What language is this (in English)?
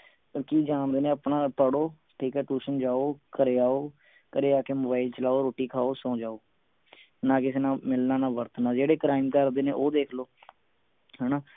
Punjabi